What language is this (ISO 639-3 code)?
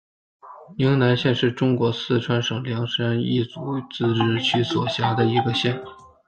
zho